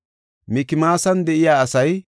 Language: Gofa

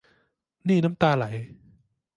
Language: Thai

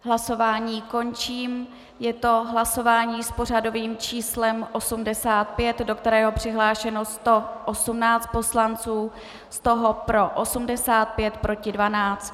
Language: Czech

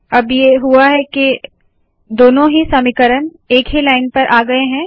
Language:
Hindi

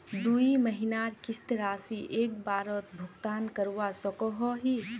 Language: Magahi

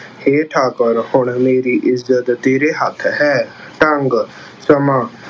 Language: Punjabi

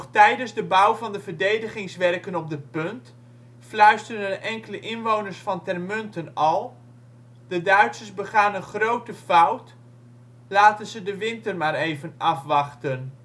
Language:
Dutch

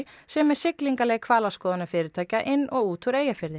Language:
Icelandic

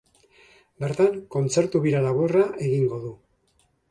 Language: Basque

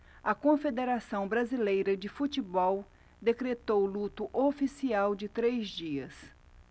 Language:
Portuguese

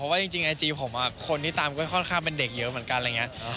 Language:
Thai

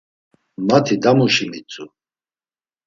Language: Laz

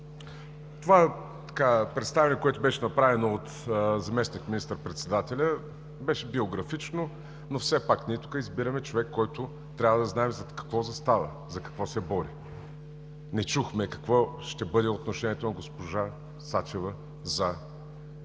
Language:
Bulgarian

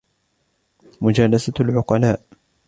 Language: Arabic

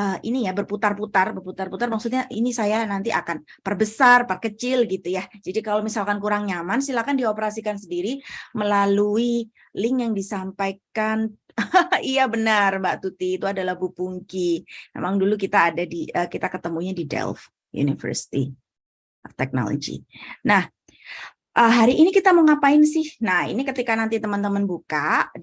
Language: Indonesian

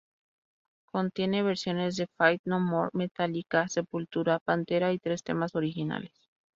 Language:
Spanish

